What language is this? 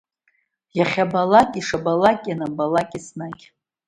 Abkhazian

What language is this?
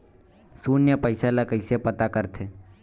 Chhattisgarhi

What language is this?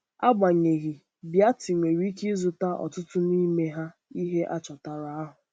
Igbo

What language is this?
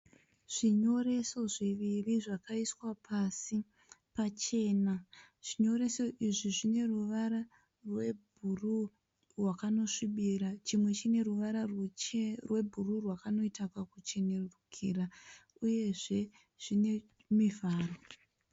Shona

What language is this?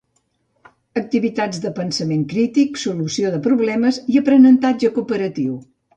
Catalan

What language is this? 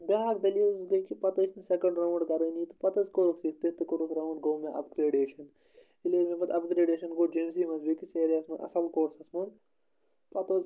Kashmiri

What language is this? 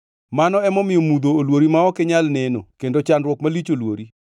Luo (Kenya and Tanzania)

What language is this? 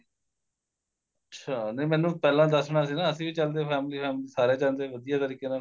Punjabi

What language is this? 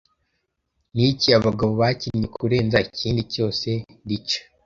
Kinyarwanda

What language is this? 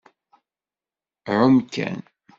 Kabyle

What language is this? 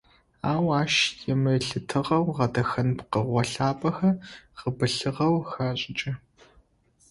Adyghe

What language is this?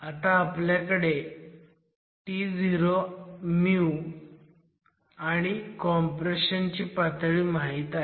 Marathi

